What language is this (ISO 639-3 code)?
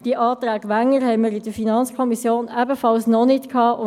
gsw